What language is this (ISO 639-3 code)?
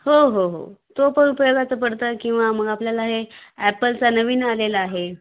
mar